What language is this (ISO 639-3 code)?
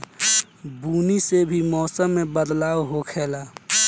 bho